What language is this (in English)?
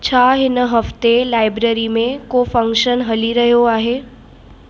Sindhi